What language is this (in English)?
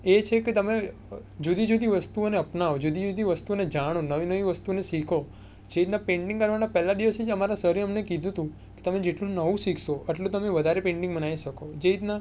Gujarati